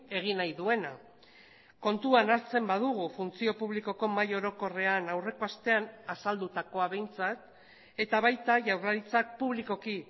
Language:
Basque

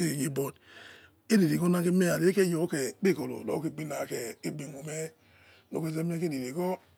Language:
Yekhee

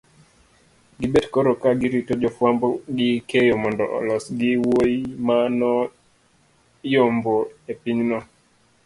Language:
Luo (Kenya and Tanzania)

